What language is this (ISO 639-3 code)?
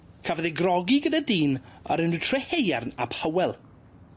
cym